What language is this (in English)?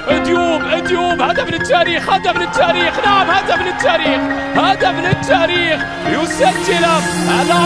Arabic